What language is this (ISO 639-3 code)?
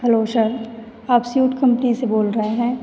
hin